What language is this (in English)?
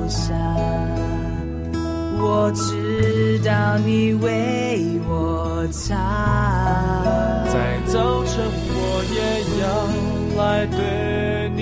Chinese